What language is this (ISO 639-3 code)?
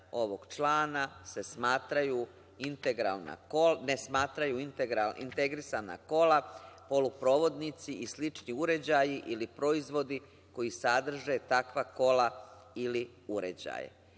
srp